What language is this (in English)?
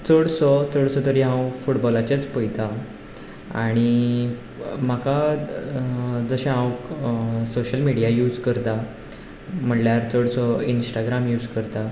Konkani